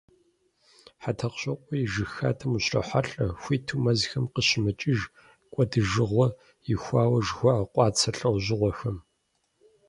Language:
Kabardian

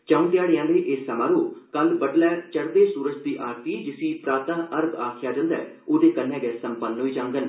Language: Dogri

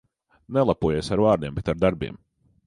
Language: Latvian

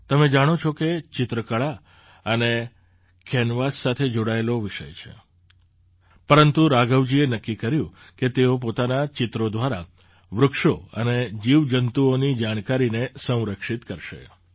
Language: Gujarati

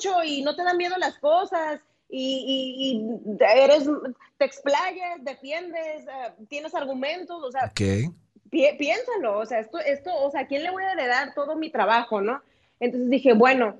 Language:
Spanish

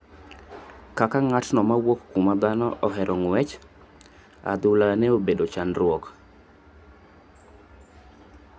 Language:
Luo (Kenya and Tanzania)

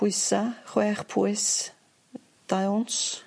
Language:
Welsh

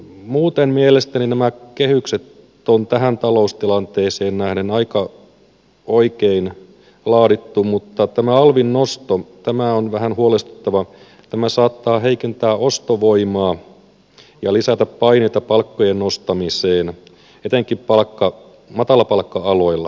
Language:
Finnish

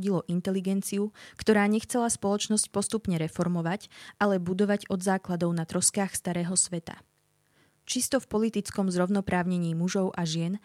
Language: Slovak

